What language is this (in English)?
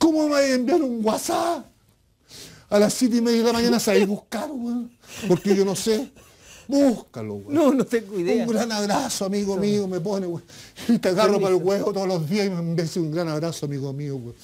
Spanish